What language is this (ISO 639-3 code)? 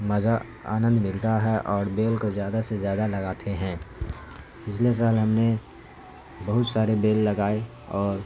urd